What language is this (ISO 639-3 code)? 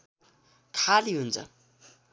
nep